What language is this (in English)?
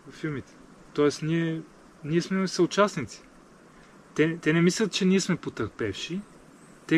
Bulgarian